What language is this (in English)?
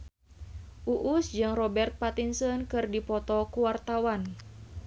Sundanese